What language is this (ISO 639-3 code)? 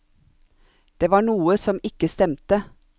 nor